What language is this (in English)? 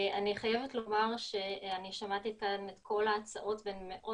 Hebrew